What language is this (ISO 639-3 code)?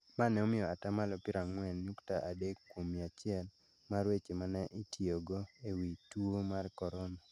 luo